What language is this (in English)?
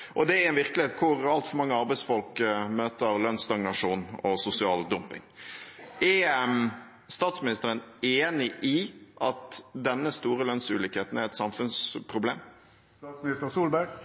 Norwegian Bokmål